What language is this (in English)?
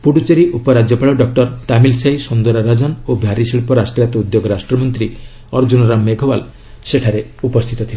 Odia